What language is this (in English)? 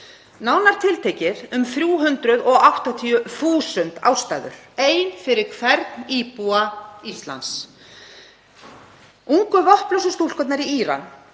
Icelandic